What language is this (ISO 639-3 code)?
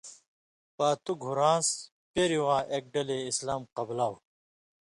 mvy